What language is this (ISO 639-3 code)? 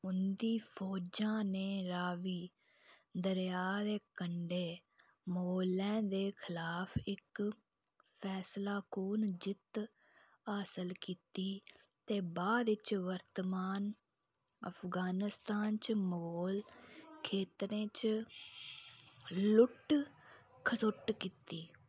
doi